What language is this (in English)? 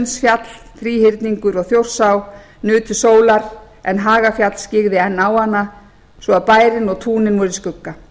Icelandic